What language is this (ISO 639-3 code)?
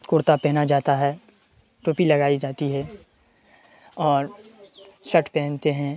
urd